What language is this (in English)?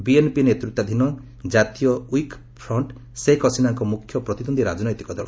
Odia